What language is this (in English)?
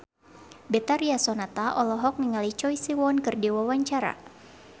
Sundanese